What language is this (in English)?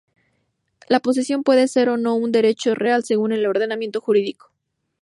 Spanish